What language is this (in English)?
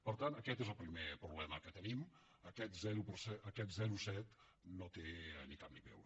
Catalan